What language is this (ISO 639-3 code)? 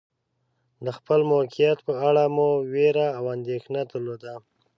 pus